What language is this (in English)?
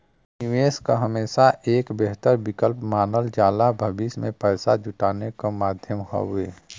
Bhojpuri